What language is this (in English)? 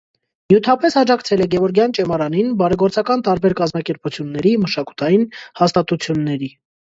Armenian